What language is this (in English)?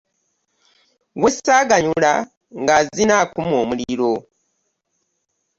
Ganda